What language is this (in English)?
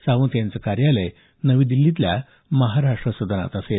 Marathi